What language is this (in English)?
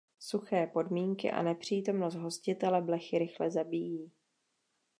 Czech